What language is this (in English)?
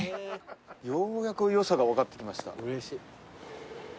Japanese